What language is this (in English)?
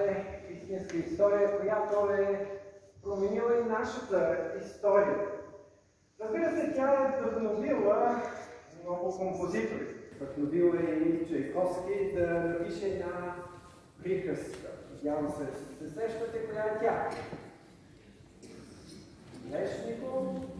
Bulgarian